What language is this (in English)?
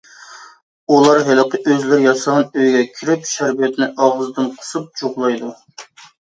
Uyghur